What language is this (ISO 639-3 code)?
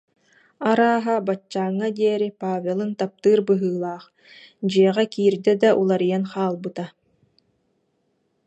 sah